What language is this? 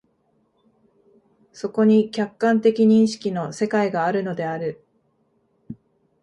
Japanese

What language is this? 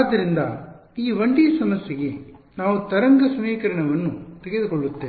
Kannada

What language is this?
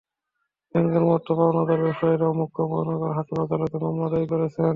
Bangla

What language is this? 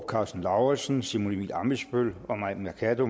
Danish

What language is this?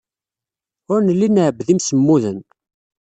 Kabyle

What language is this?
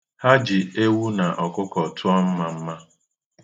Igbo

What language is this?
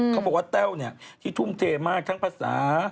Thai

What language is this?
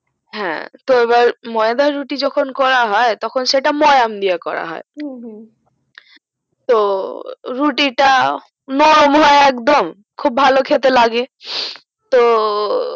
Bangla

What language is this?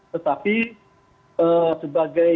Indonesian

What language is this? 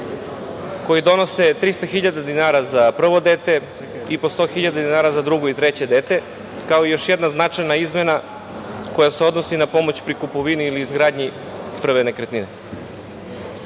Serbian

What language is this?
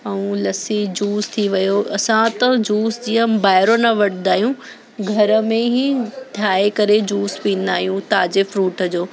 Sindhi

